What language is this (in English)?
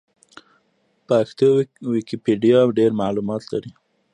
Pashto